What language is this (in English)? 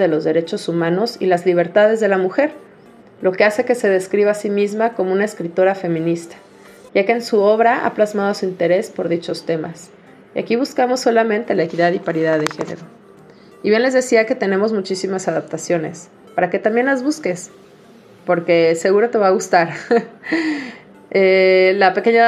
Spanish